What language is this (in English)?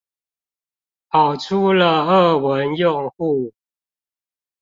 Chinese